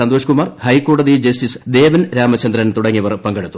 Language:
Malayalam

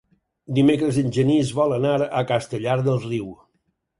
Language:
Catalan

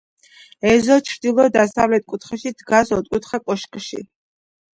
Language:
Georgian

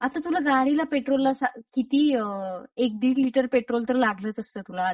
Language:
Marathi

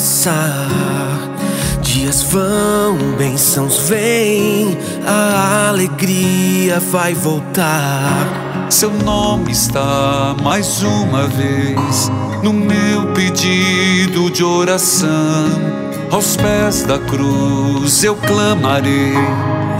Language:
Portuguese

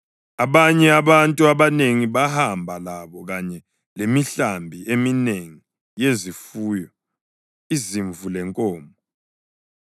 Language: North Ndebele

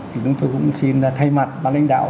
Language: Vietnamese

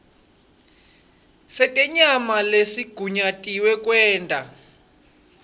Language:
Swati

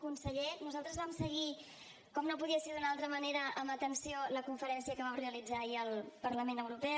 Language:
Catalan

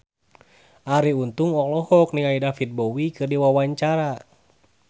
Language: Sundanese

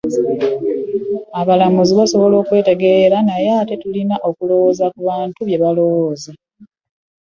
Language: Ganda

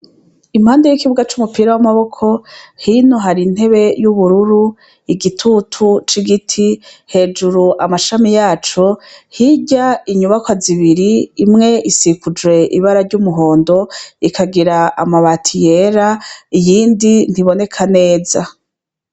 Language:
Rundi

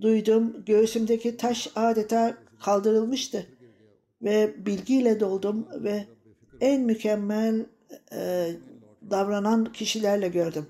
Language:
Turkish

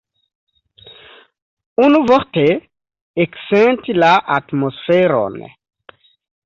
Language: Esperanto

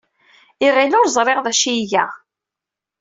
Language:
Kabyle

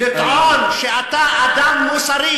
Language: Hebrew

